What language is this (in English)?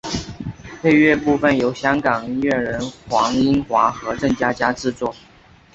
Chinese